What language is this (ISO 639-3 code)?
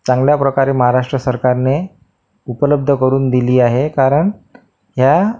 mar